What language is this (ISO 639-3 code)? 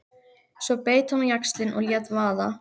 isl